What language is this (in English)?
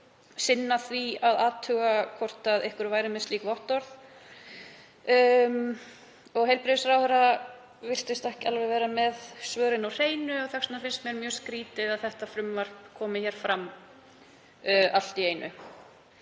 Icelandic